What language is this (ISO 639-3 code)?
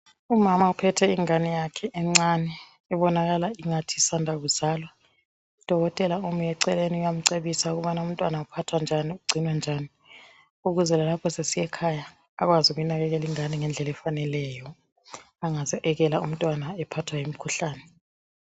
nde